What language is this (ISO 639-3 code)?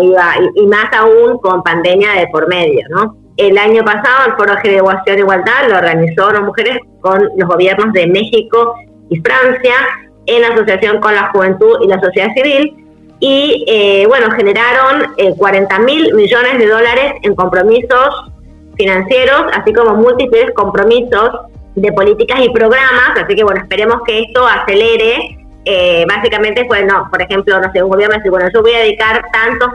spa